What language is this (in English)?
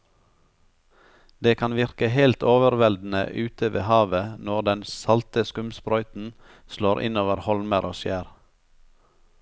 Norwegian